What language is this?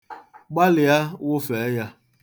Igbo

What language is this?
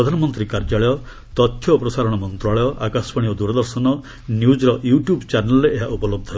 Odia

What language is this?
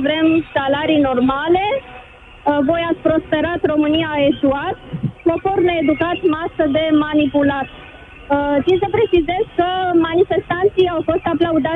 Romanian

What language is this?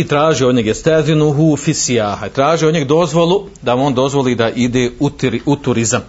Croatian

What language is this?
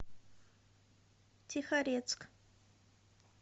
Russian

